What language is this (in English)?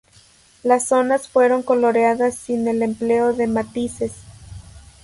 Spanish